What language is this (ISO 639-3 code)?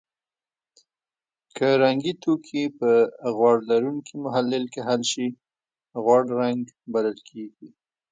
pus